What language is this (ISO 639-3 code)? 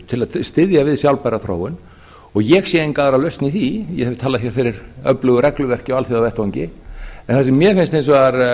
isl